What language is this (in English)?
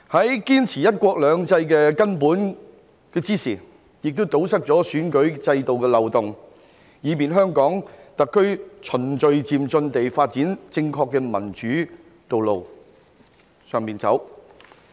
Cantonese